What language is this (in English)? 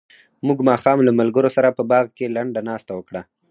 Pashto